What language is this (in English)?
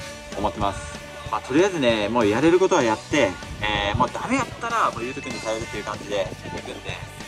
Japanese